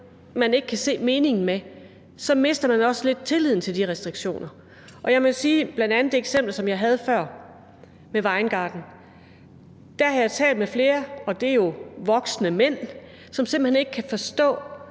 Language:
Danish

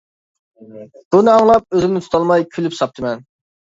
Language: Uyghur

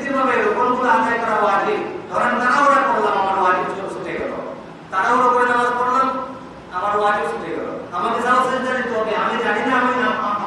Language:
Bangla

